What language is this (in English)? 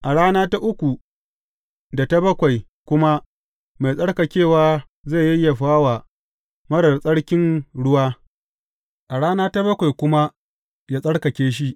Hausa